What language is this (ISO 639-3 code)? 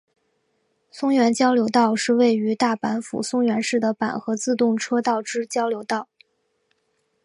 zho